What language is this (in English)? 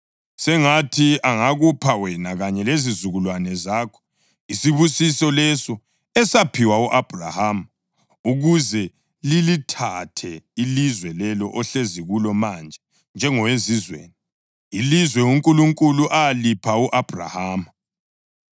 North Ndebele